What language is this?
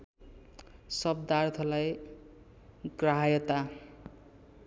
Nepali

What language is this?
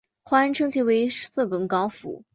Chinese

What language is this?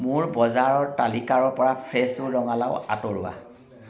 Assamese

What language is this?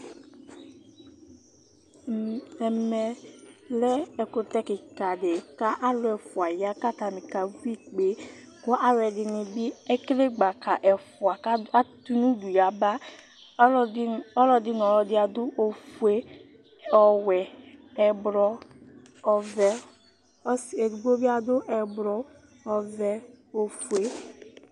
Ikposo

